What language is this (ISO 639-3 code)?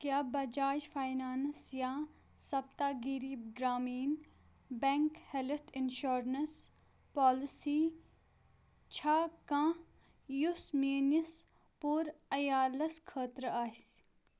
kas